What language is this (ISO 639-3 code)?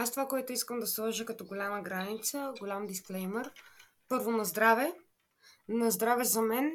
bul